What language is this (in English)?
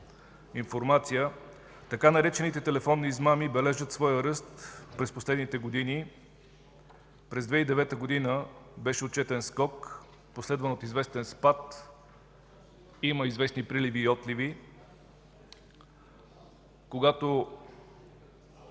Bulgarian